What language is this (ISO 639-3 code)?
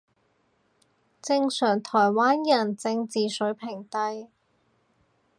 yue